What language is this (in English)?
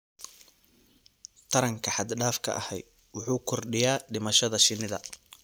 Somali